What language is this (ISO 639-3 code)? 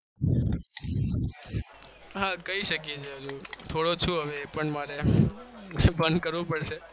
guj